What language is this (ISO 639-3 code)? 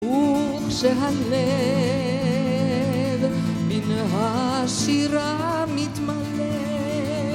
heb